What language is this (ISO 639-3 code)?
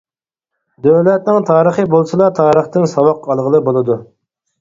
uig